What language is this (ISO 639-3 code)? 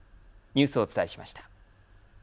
jpn